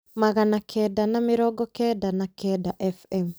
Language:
Kikuyu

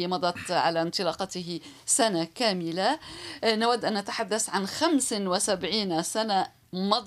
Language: Arabic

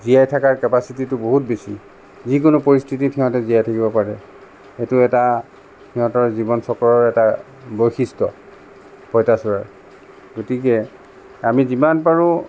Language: Assamese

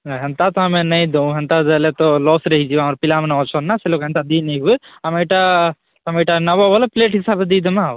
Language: Odia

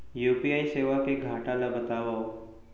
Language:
Chhattisgarhi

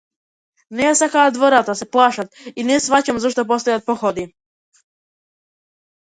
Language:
Macedonian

